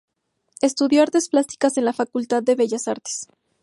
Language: Spanish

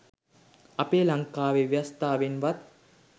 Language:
Sinhala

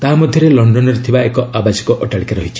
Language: Odia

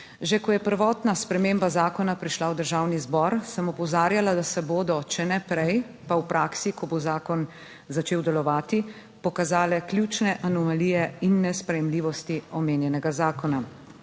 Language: Slovenian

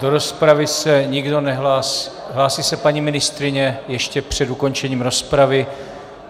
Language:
Czech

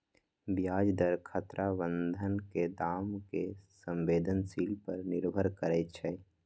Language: Magahi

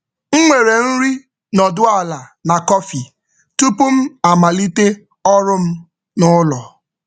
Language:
Igbo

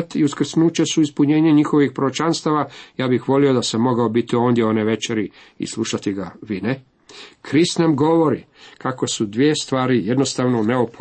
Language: Croatian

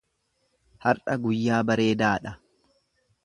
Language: Oromo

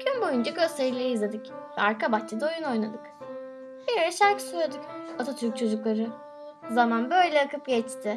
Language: Turkish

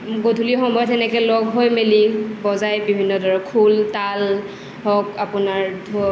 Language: Assamese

